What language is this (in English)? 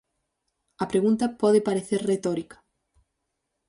Galician